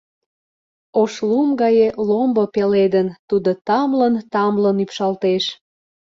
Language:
Mari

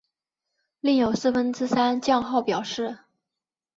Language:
Chinese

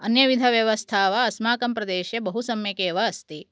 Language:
Sanskrit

